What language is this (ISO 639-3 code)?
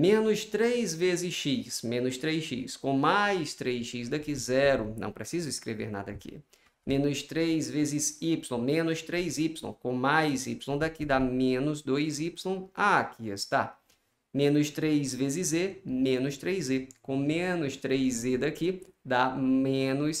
por